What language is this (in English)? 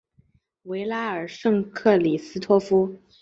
Chinese